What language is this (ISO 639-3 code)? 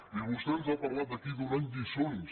cat